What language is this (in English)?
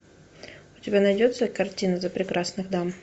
Russian